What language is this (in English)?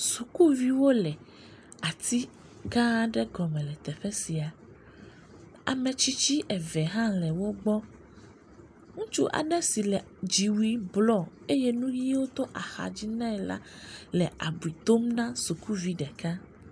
Ewe